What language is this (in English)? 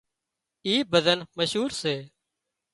Wadiyara Koli